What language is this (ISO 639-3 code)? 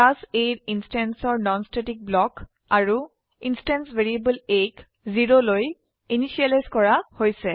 asm